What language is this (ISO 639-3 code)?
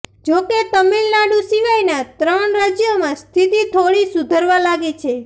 guj